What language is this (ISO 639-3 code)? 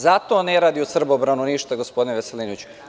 srp